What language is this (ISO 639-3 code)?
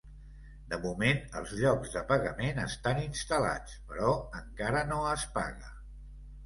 cat